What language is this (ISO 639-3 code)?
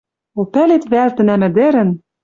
mrj